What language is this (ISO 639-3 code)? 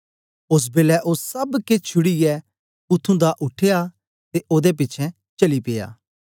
doi